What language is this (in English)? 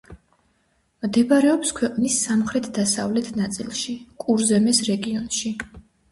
Georgian